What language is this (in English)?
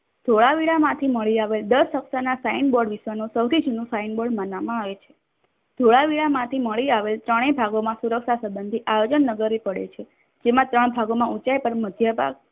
Gujarati